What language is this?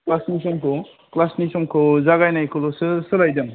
Bodo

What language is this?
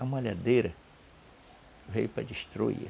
Portuguese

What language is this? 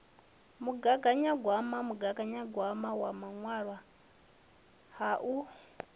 Venda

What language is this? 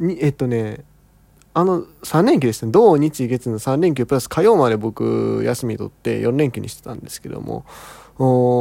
Japanese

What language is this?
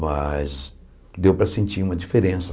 Portuguese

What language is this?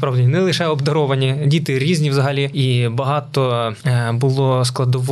Ukrainian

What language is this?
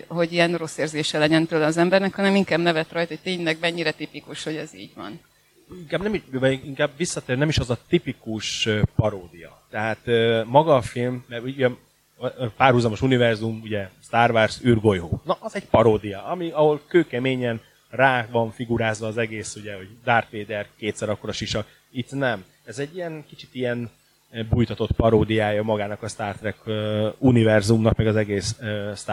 Hungarian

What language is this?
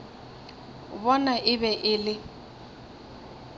Northern Sotho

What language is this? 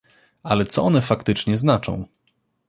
Polish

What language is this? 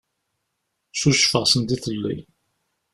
Kabyle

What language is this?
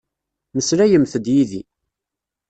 Kabyle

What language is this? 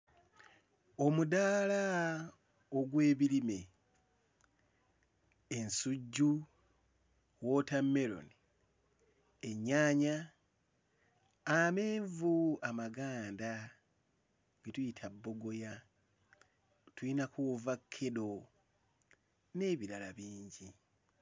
Ganda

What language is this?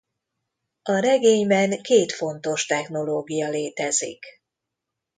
Hungarian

